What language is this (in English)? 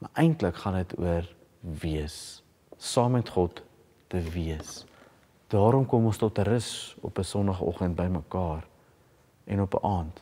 Dutch